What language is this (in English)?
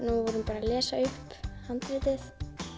Icelandic